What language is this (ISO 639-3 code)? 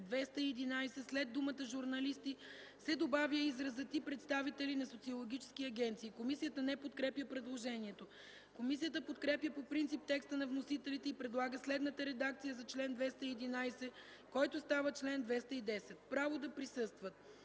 bul